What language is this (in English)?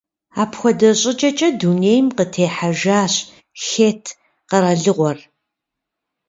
Kabardian